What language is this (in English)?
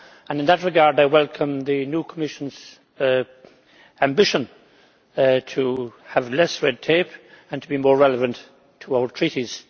English